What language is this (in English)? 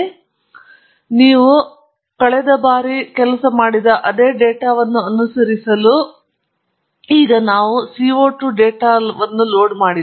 Kannada